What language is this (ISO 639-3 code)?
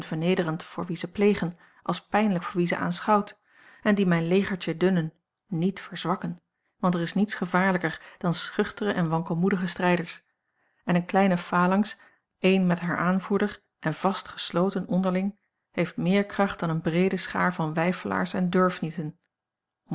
nld